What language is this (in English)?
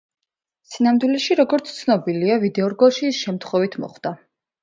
Georgian